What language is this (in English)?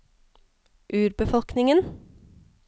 Norwegian